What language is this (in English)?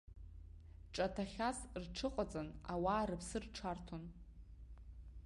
Abkhazian